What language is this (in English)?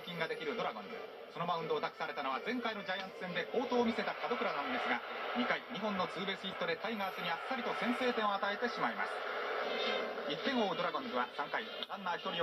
Japanese